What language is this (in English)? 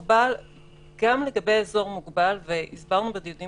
Hebrew